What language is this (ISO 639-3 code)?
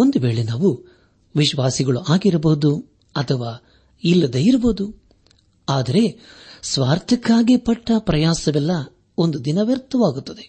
kan